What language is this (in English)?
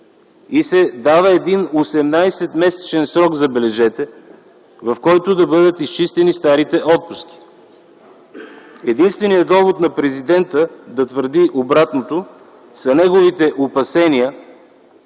Bulgarian